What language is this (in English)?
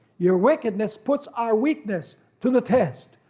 English